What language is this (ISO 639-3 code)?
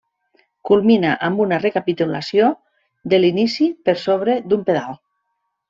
cat